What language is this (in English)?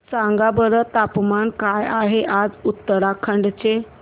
Marathi